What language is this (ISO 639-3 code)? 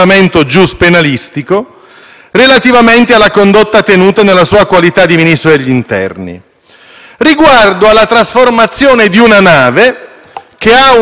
ita